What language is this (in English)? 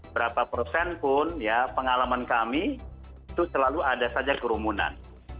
Indonesian